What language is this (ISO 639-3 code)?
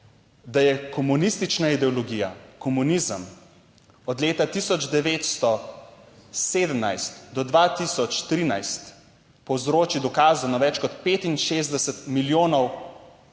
slv